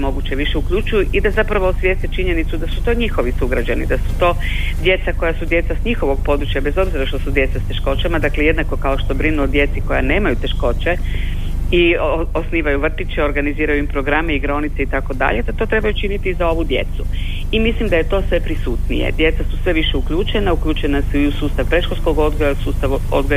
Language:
Croatian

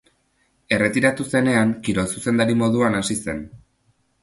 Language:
Basque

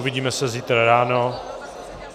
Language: Czech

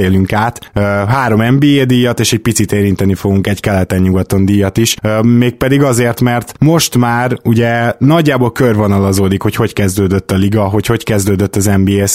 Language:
Hungarian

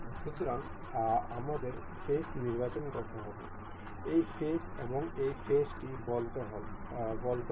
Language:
Bangla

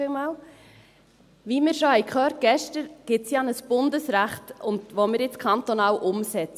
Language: Swiss German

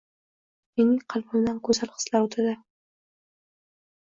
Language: Uzbek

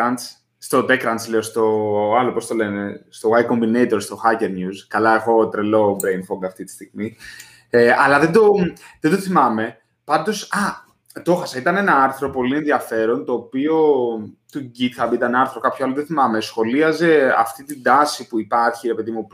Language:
Greek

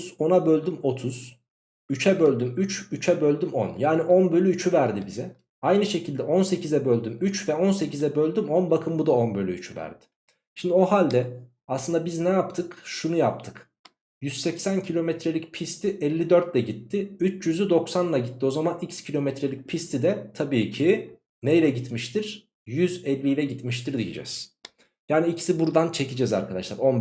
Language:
Turkish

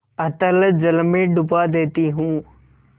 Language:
Hindi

